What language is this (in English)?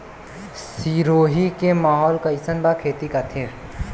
Bhojpuri